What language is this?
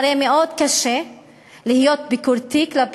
Hebrew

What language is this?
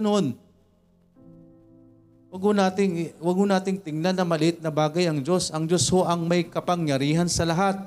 Filipino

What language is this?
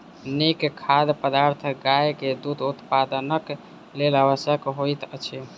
Maithili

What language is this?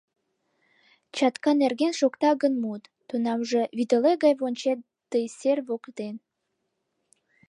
Mari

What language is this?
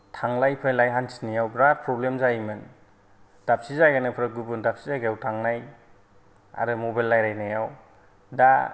Bodo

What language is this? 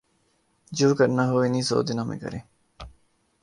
Urdu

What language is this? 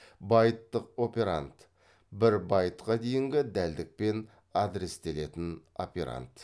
Kazakh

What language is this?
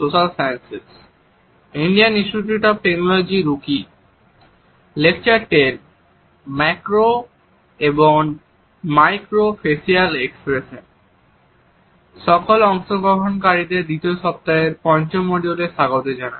Bangla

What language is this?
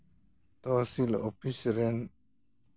Santali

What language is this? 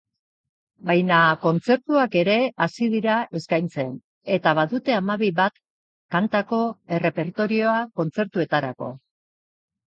Basque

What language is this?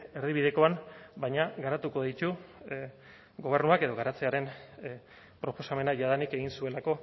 Basque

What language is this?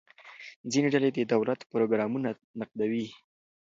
Pashto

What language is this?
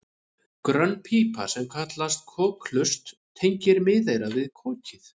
Icelandic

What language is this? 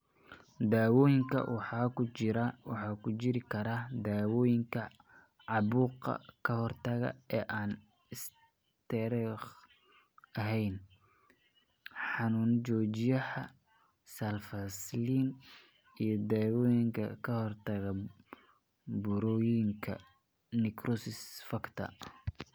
Somali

